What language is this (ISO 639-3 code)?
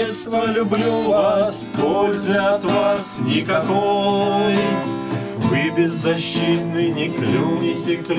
rus